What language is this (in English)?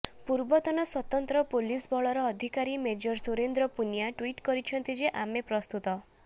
Odia